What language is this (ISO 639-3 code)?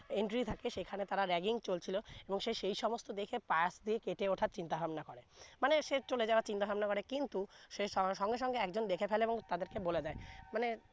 ben